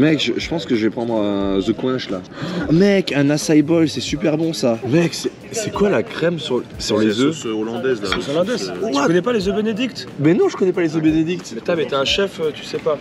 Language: French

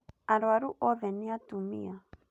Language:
Kikuyu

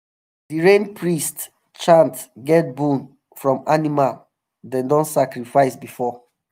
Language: Nigerian Pidgin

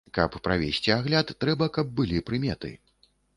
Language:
Belarusian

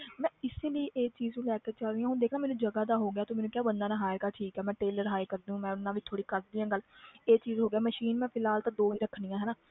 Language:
Punjabi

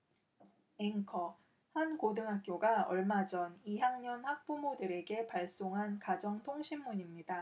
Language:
Korean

